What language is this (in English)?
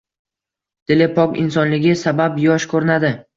Uzbek